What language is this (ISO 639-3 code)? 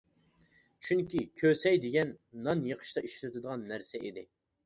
uig